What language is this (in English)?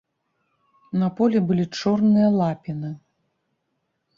Belarusian